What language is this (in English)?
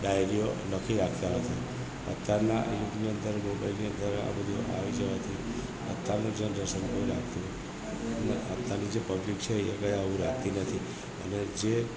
Gujarati